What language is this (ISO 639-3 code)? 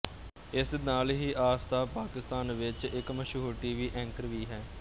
pan